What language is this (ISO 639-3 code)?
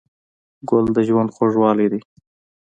pus